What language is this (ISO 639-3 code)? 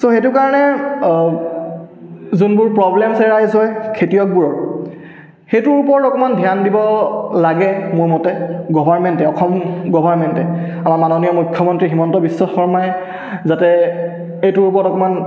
asm